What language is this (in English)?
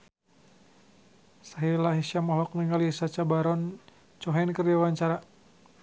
Sundanese